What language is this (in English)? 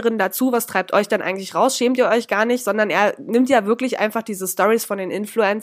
German